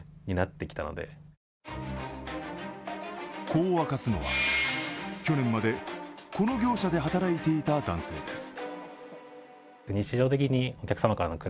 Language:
Japanese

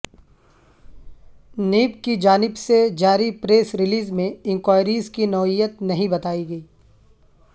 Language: Urdu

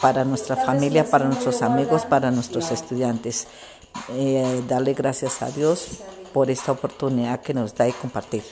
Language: Spanish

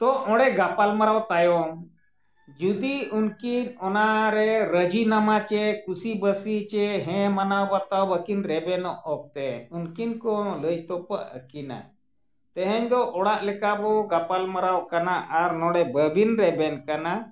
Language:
Santali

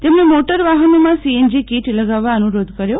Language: Gujarati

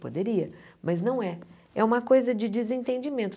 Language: Portuguese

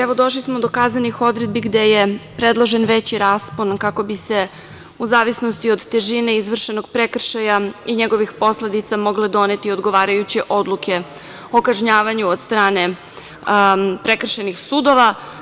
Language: Serbian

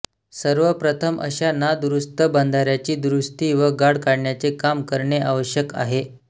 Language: Marathi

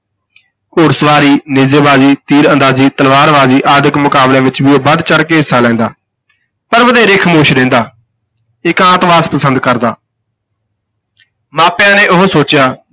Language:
Punjabi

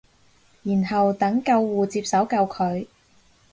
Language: Cantonese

